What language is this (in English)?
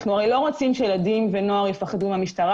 Hebrew